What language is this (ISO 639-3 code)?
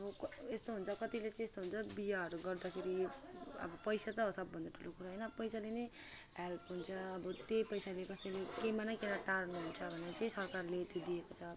nep